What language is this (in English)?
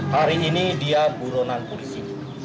Indonesian